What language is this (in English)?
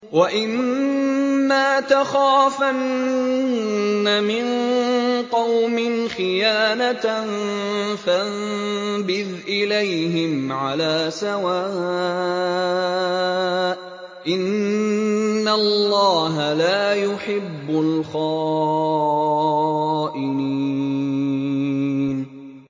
Arabic